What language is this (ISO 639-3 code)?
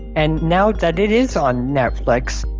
eng